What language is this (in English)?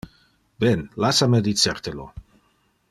Interlingua